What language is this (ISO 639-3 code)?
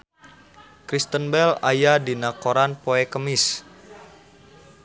sun